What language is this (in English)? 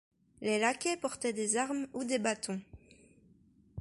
French